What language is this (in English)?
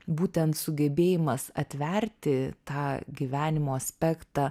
Lithuanian